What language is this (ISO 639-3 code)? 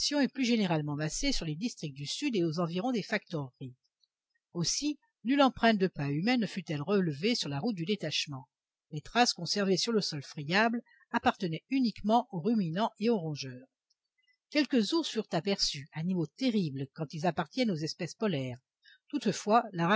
fra